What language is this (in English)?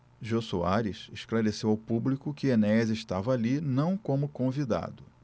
Portuguese